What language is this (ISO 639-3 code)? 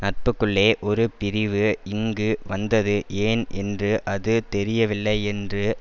tam